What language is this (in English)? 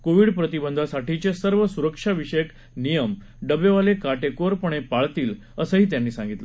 Marathi